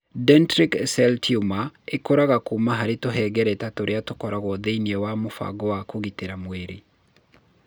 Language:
Kikuyu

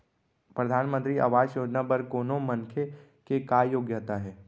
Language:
Chhattisgarhi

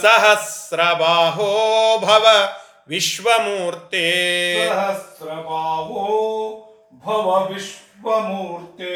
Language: Kannada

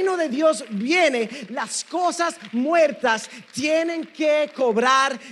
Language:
Spanish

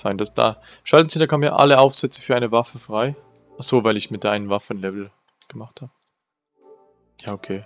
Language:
German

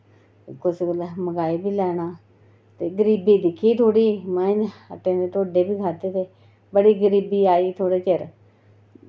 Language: Dogri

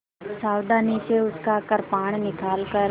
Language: Hindi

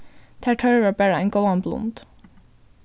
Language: Faroese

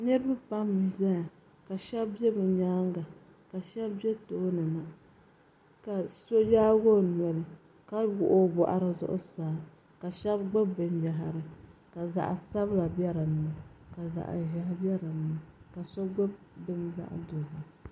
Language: Dagbani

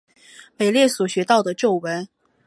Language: Chinese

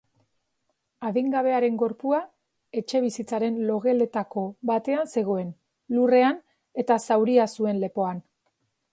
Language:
Basque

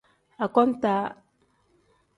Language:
Tem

